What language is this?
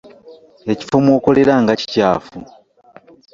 Ganda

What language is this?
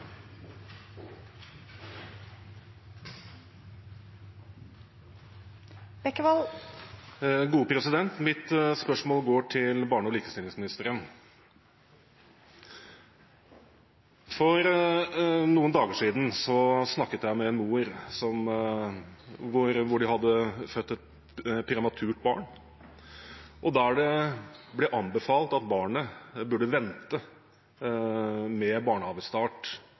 Norwegian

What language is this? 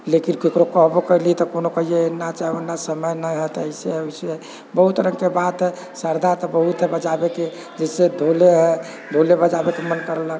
Maithili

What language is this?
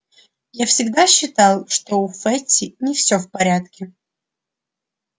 Russian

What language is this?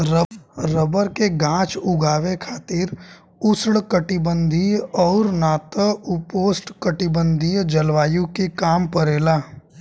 Bhojpuri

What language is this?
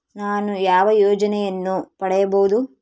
Kannada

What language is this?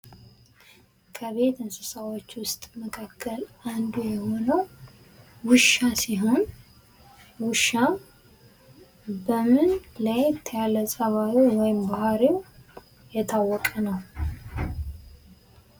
Amharic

